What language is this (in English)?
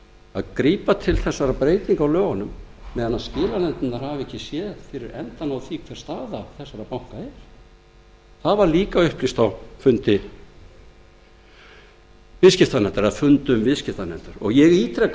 Icelandic